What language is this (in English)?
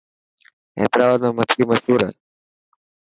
Dhatki